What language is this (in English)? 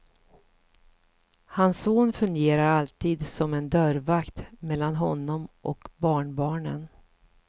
Swedish